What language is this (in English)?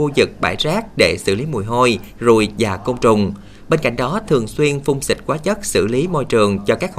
Vietnamese